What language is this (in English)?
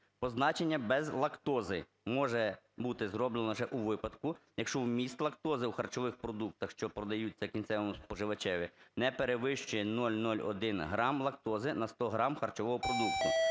Ukrainian